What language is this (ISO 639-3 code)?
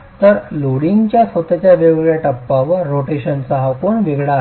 mar